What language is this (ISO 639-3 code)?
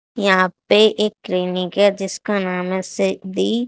hin